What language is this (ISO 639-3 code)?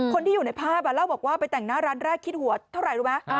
tha